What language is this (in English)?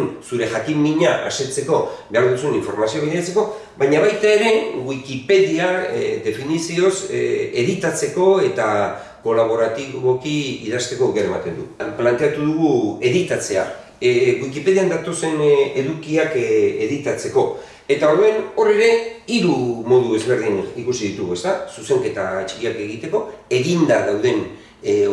Italian